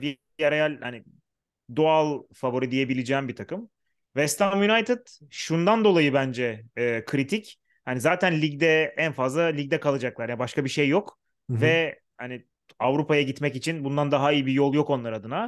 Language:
Turkish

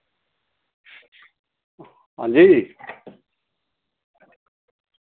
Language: Dogri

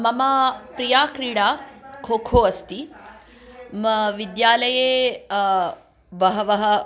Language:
Sanskrit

